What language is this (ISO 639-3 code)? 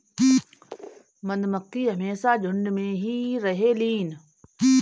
bho